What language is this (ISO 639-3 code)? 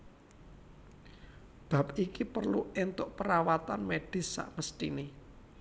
jav